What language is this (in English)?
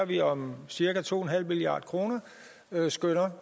Danish